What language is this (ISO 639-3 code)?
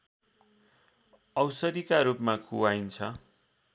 nep